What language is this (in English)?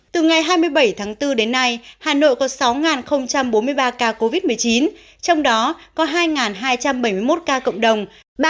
Vietnamese